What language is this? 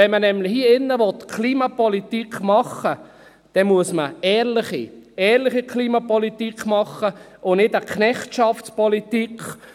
Swiss German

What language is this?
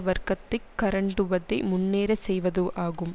Tamil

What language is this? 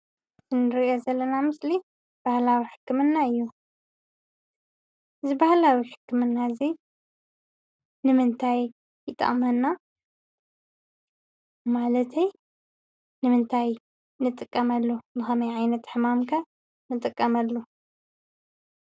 Tigrinya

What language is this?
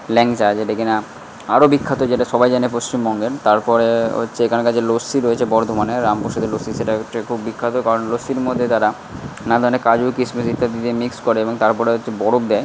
Bangla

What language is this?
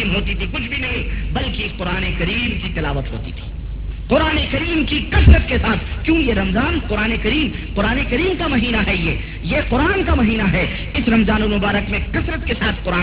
Urdu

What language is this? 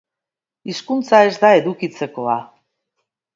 Basque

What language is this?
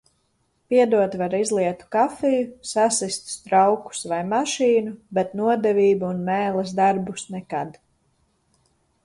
Latvian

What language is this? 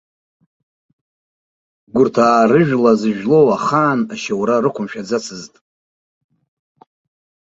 Abkhazian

